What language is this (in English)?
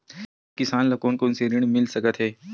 Chhattisgarhi